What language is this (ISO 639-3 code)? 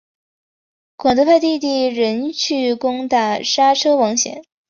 zho